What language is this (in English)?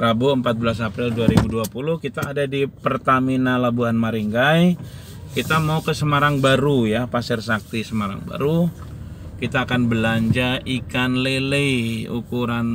Indonesian